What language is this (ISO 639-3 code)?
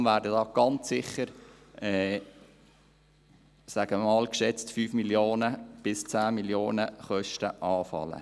gsw